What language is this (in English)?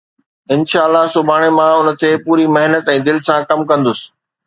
Sindhi